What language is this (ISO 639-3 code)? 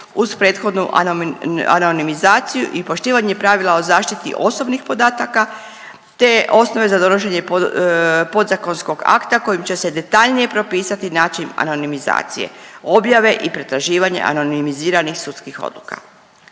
hrv